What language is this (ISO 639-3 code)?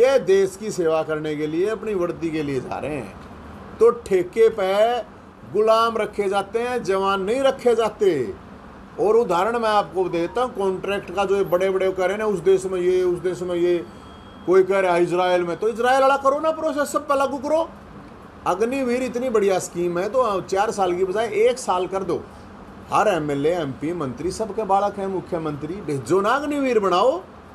hin